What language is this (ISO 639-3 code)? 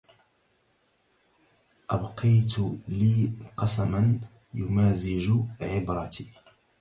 ara